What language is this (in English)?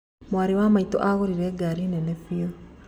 Kikuyu